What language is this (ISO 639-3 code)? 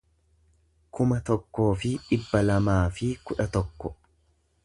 orm